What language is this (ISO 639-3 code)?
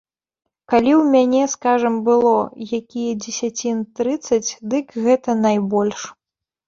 bel